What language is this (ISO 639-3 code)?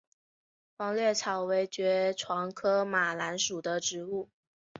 zho